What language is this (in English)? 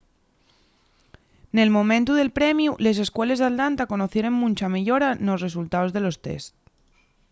Asturian